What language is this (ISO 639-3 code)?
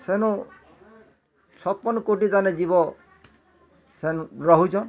ori